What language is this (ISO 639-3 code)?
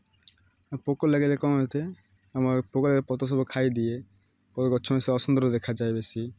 ori